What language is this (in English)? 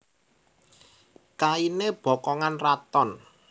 Javanese